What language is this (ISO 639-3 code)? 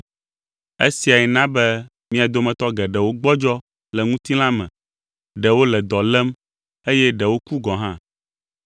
ewe